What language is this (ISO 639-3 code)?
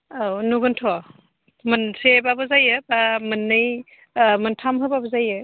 brx